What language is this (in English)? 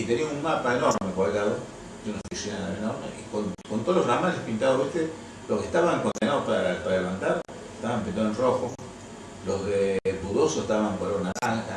Spanish